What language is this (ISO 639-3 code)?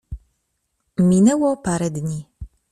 pol